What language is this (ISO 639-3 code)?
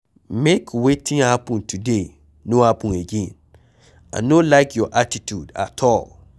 pcm